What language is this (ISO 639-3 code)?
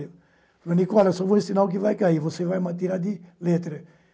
por